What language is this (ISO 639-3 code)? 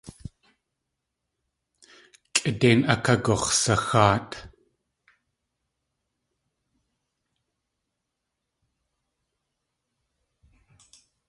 tli